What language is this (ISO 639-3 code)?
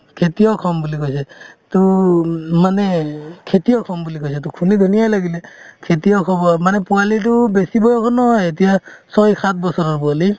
asm